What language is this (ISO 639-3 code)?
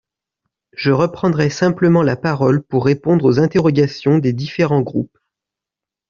fra